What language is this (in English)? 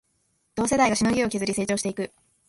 Japanese